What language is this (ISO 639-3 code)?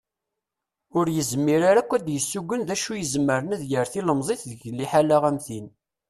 kab